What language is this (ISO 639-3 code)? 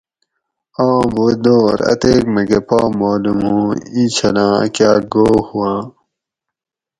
gwc